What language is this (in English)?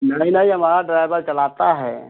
Hindi